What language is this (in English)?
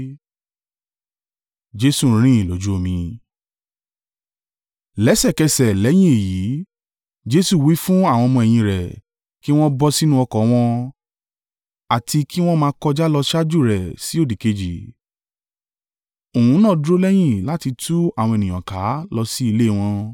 Yoruba